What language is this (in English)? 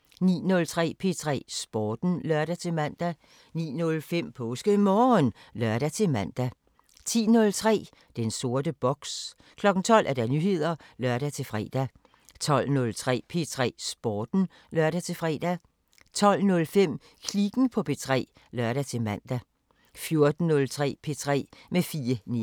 Danish